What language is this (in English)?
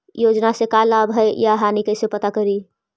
Magahi